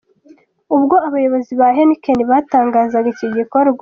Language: Kinyarwanda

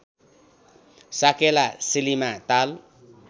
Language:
Nepali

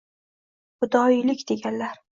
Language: Uzbek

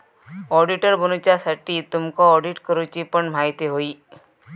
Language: Marathi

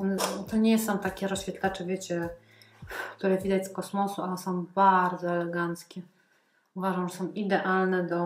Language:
Polish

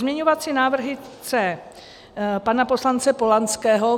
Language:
Czech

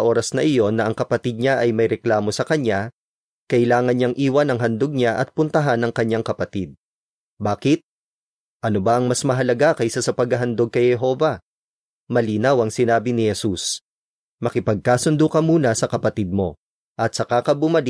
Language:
Filipino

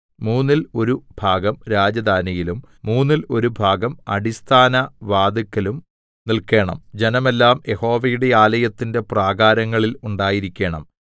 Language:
Malayalam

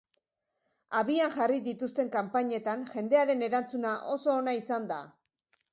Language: Basque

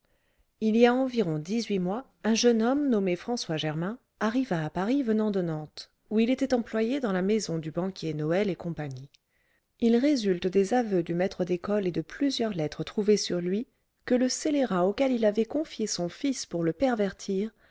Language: French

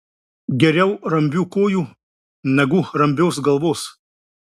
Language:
Lithuanian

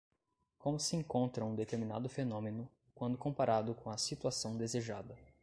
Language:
Portuguese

